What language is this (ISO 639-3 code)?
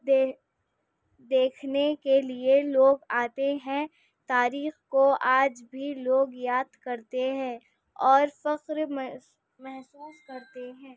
urd